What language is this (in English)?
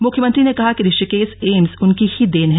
Hindi